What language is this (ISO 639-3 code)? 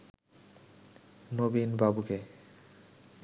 ben